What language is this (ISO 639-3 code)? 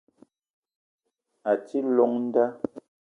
eto